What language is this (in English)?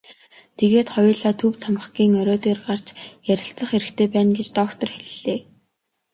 Mongolian